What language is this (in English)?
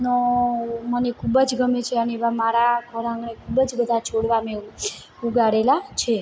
Gujarati